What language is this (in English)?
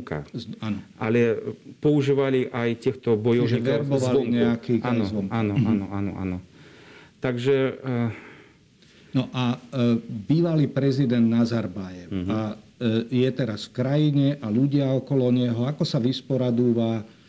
Slovak